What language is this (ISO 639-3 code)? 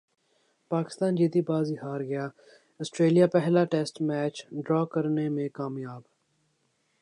urd